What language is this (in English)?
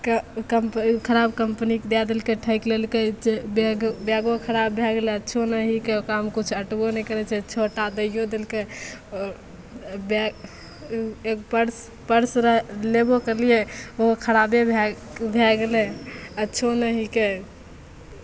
Maithili